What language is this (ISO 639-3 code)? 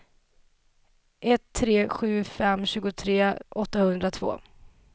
swe